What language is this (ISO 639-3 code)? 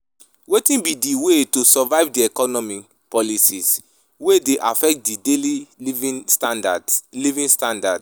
pcm